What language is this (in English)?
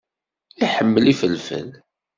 Kabyle